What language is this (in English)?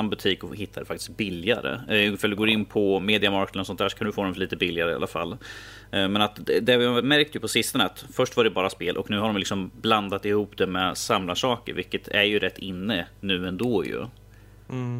Swedish